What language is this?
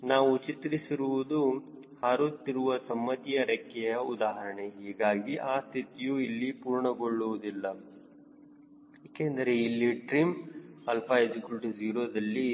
Kannada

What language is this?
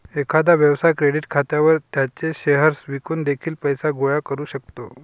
Marathi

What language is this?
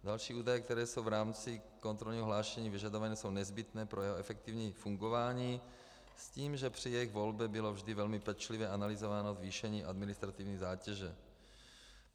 Czech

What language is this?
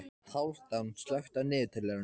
Icelandic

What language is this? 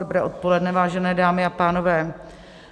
Czech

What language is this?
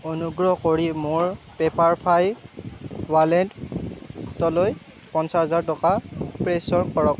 Assamese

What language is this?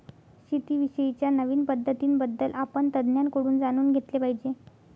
Marathi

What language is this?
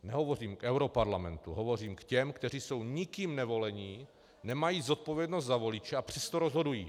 Czech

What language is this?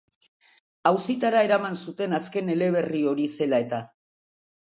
Basque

